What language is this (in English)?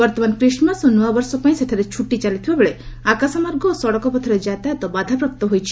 Odia